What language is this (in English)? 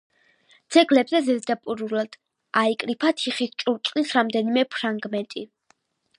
Georgian